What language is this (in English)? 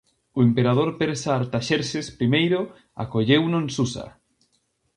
Galician